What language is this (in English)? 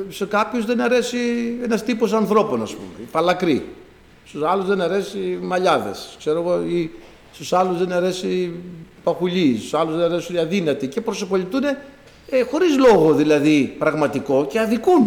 Greek